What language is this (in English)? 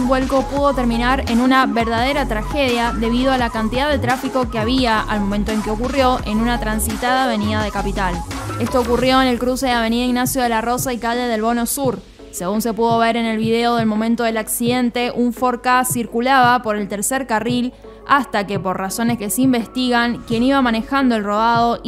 Spanish